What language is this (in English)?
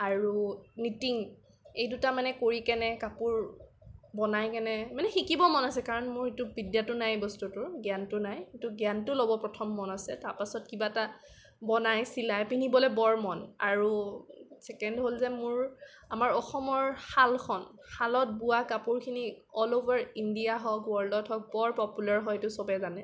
Assamese